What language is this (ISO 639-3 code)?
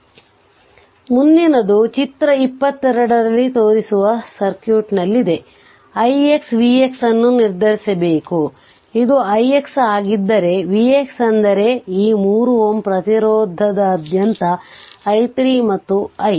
kan